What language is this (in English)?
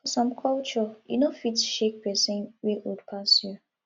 Nigerian Pidgin